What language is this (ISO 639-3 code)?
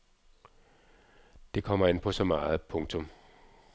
dan